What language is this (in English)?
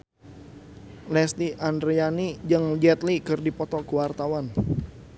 Sundanese